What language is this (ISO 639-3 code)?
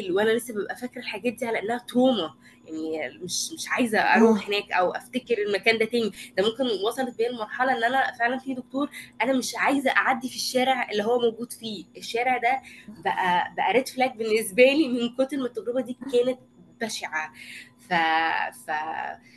ara